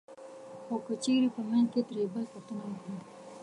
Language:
Pashto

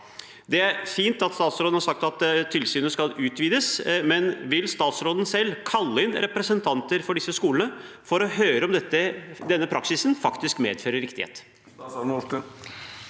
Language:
Norwegian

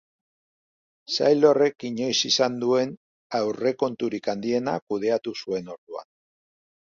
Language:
Basque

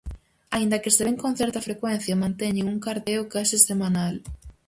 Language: Galician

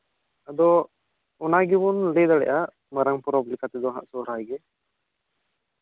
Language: Santali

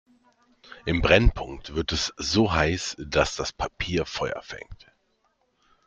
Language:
German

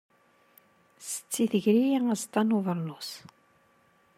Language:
Kabyle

